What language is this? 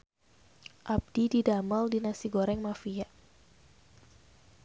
Sundanese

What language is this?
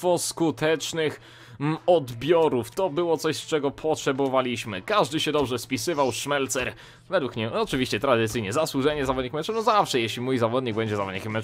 Polish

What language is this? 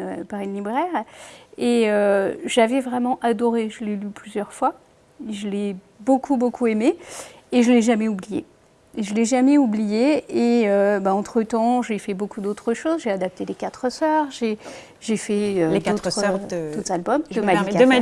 French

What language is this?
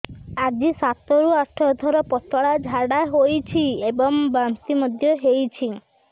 Odia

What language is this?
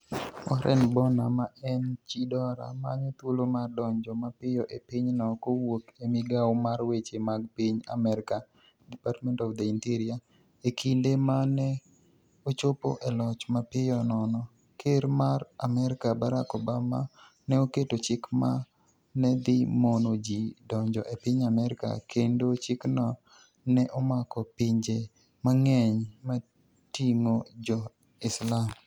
Luo (Kenya and Tanzania)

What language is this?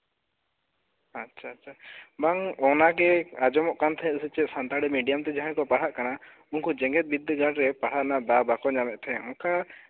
Santali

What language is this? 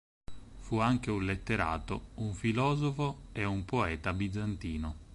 Italian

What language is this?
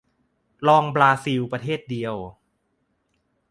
Thai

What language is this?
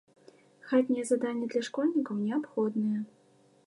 Belarusian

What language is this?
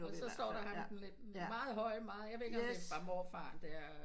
Danish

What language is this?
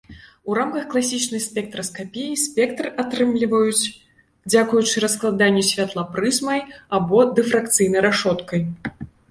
Belarusian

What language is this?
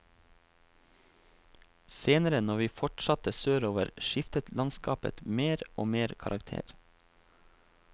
Norwegian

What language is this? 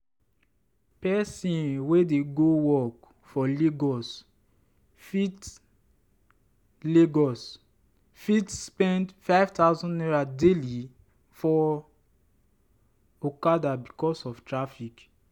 Nigerian Pidgin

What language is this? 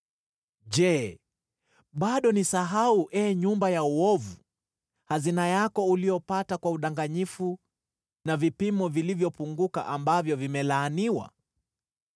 Swahili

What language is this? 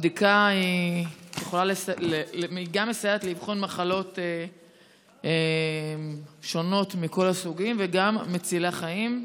Hebrew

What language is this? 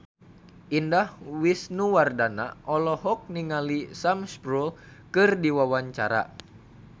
Sundanese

